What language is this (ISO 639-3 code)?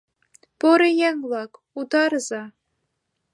chm